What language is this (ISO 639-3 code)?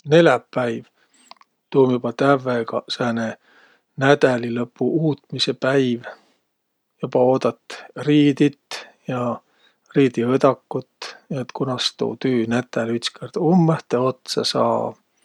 vro